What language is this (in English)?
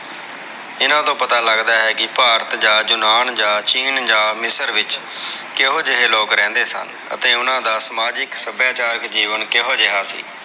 Punjabi